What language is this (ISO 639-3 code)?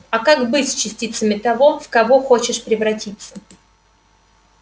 rus